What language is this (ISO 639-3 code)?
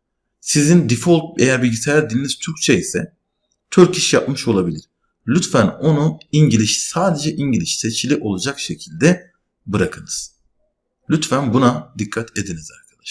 tur